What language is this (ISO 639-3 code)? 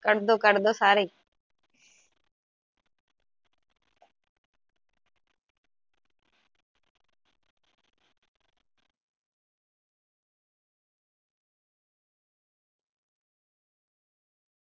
pan